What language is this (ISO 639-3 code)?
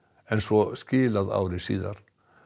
isl